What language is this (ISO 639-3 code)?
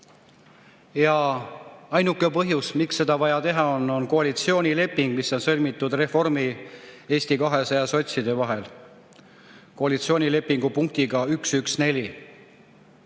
est